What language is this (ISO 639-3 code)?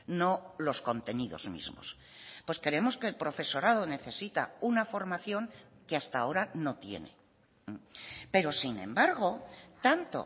spa